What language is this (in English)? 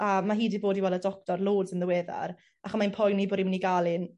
Welsh